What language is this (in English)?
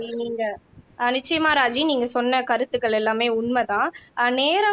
Tamil